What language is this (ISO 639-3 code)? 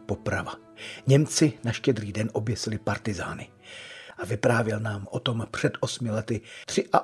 ces